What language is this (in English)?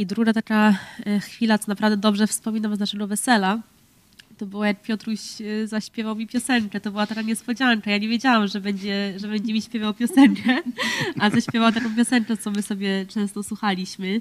Polish